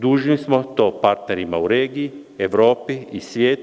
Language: Serbian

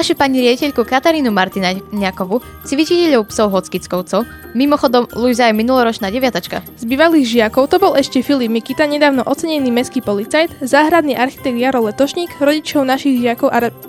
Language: Slovak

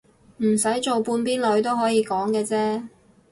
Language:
Cantonese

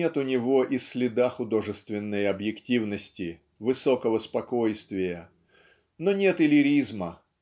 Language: Russian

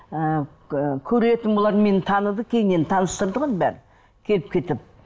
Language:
Kazakh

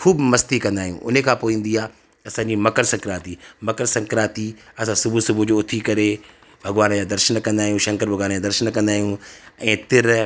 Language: Sindhi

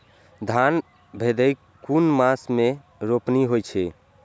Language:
Maithili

